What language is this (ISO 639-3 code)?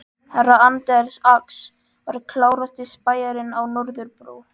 isl